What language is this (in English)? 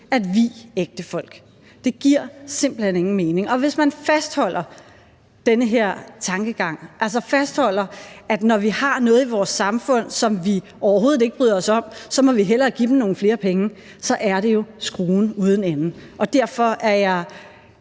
Danish